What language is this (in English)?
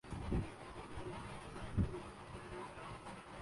Urdu